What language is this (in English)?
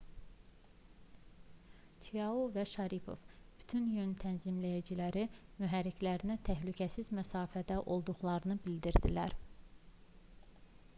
Azerbaijani